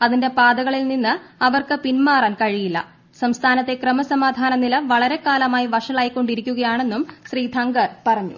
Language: Malayalam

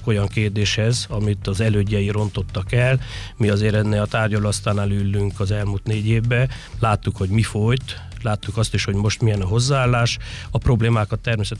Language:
Hungarian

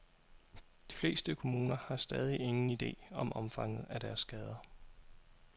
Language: Danish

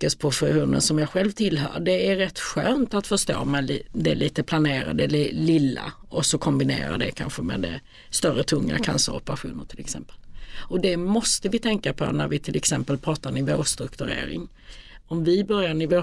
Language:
Swedish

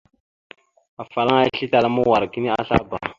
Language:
Mada (Cameroon)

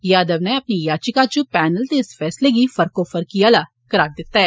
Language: Dogri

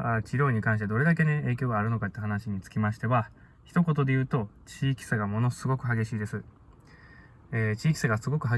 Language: Japanese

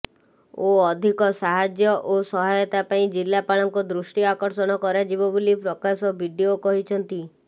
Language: Odia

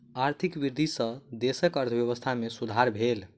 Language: Maithili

